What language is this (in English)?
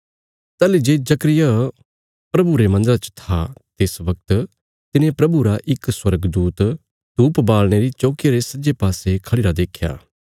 Bilaspuri